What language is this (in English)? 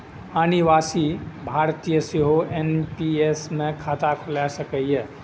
Maithili